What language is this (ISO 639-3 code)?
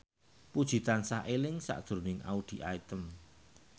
jav